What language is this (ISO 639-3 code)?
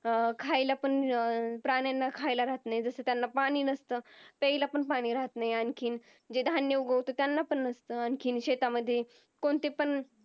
mar